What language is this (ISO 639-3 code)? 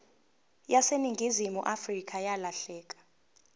zul